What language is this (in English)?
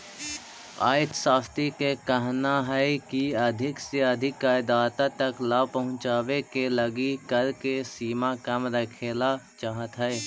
Magahi